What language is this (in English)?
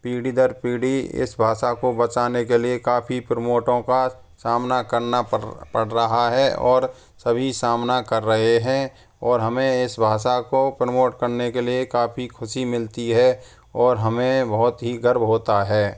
Hindi